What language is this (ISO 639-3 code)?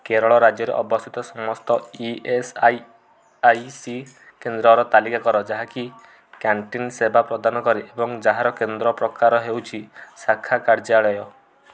ori